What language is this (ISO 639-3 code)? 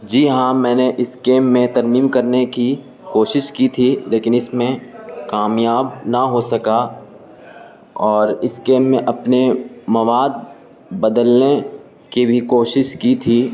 urd